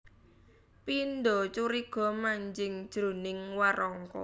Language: Javanese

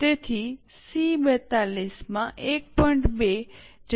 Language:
Gujarati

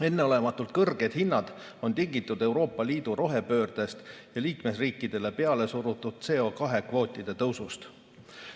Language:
Estonian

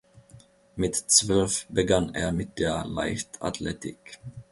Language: German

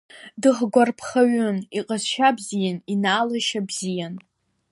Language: Abkhazian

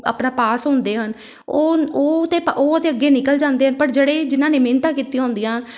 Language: Punjabi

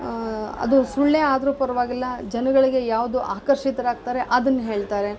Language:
Kannada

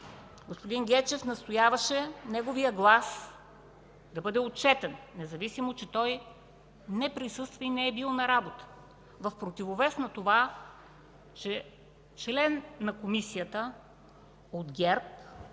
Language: Bulgarian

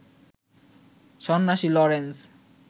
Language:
Bangla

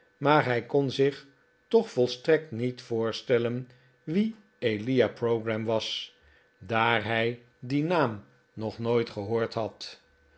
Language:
Dutch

